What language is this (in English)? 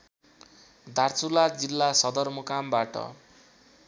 Nepali